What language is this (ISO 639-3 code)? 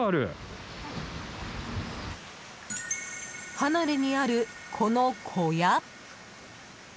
jpn